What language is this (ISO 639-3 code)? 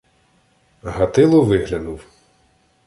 ukr